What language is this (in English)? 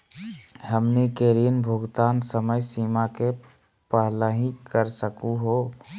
Magahi